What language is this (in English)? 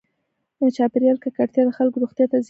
Pashto